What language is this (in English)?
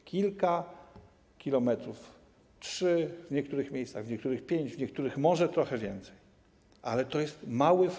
Polish